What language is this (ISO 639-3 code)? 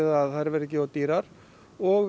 isl